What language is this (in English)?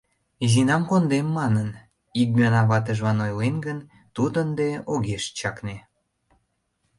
Mari